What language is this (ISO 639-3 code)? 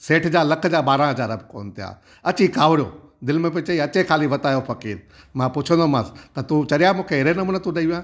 snd